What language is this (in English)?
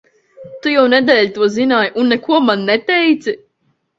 Latvian